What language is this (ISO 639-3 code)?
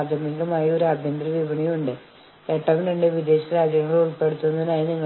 mal